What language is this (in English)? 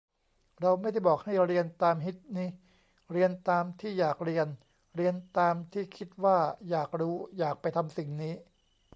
Thai